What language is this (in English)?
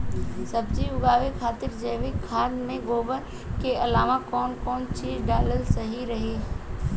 Bhojpuri